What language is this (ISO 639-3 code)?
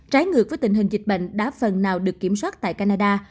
vie